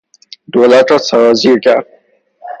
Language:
Persian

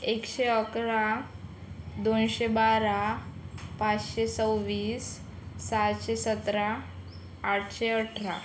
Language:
Marathi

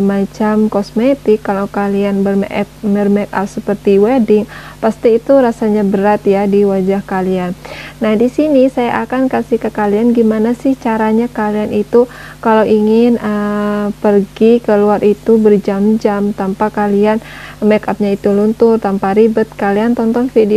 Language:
Indonesian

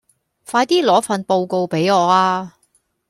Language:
Cantonese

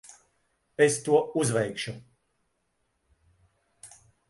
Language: Latvian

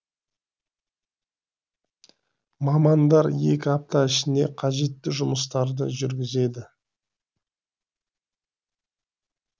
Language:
Kazakh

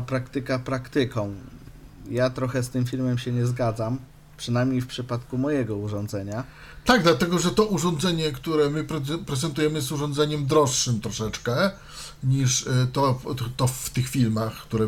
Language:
Polish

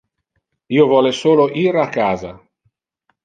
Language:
Interlingua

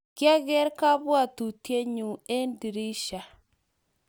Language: Kalenjin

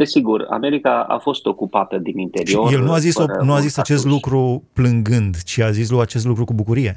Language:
Romanian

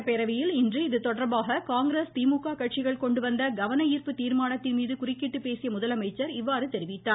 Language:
Tamil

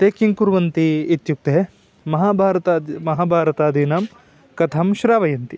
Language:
Sanskrit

